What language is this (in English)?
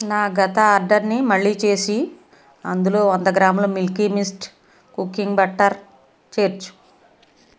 Telugu